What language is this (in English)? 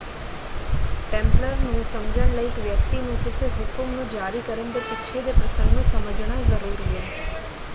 Punjabi